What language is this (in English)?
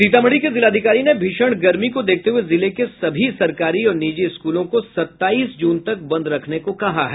Hindi